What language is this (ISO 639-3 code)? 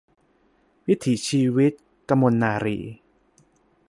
tha